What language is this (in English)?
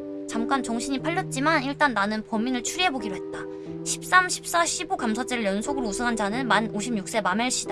Korean